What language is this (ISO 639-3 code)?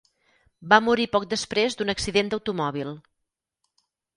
cat